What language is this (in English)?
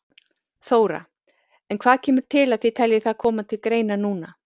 Icelandic